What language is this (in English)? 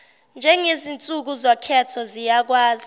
Zulu